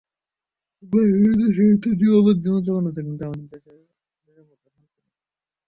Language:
Bangla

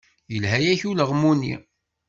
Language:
Kabyle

